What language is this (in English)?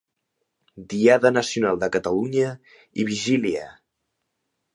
Catalan